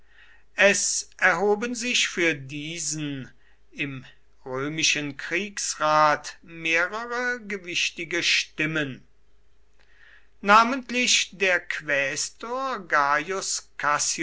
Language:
German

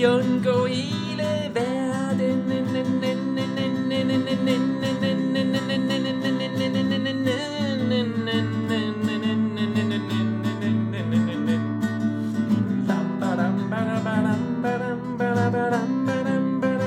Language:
Danish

